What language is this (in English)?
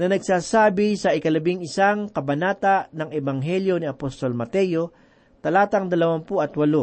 Filipino